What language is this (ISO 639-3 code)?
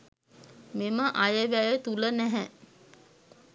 sin